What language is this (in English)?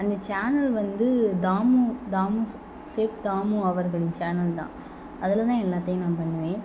Tamil